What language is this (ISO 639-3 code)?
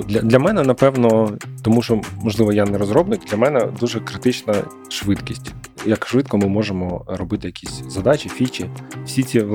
ukr